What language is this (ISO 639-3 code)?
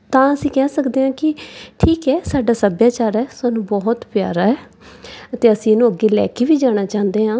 pan